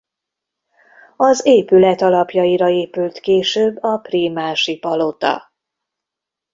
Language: Hungarian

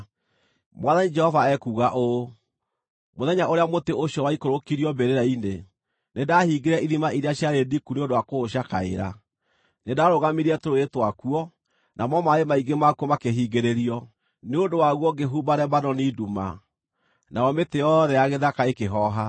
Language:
Kikuyu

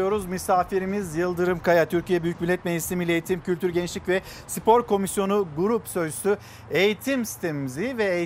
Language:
Turkish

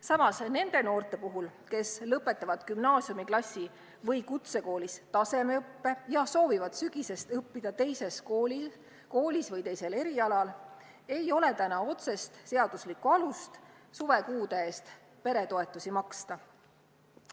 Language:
Estonian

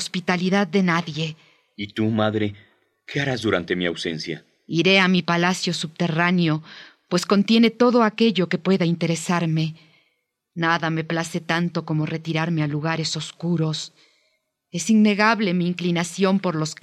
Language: Spanish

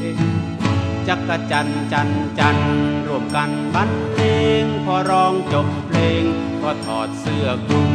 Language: Thai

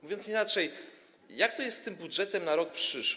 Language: Polish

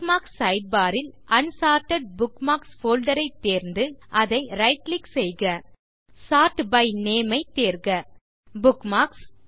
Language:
Tamil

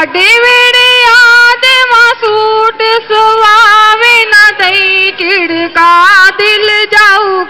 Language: Hindi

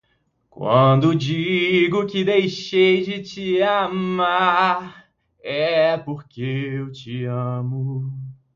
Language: Portuguese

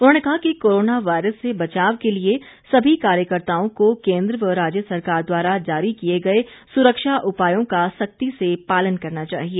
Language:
Hindi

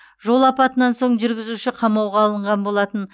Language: Kazakh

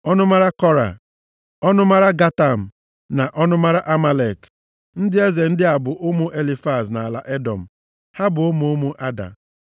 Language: Igbo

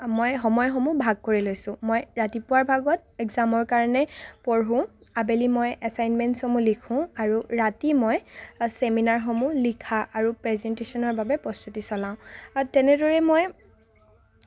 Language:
Assamese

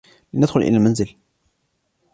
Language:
Arabic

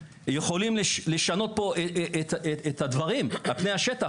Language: Hebrew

